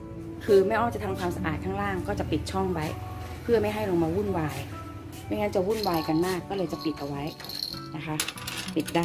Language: Thai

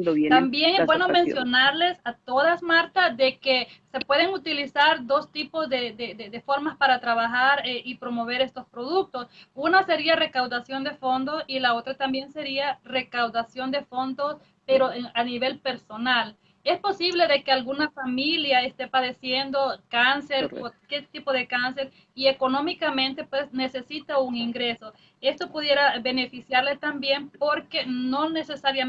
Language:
Spanish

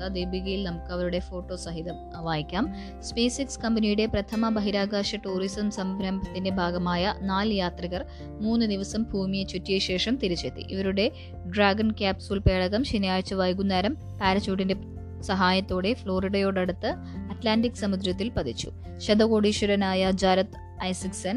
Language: Malayalam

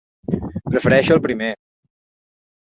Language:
Catalan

